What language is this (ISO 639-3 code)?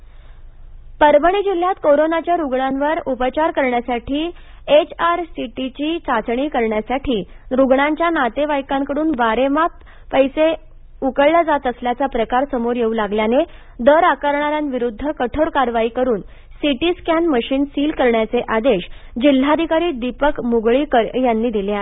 mar